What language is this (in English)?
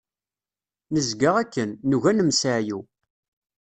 Kabyle